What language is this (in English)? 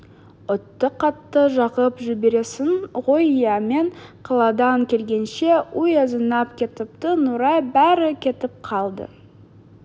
Kazakh